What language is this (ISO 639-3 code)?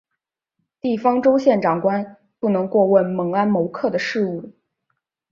zho